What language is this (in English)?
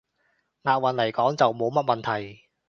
Cantonese